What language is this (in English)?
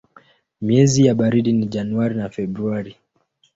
Swahili